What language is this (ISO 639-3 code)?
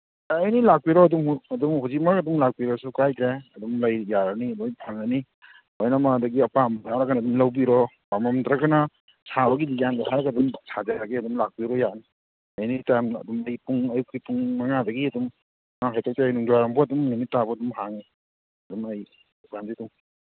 mni